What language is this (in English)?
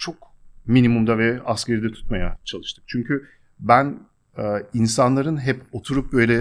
Turkish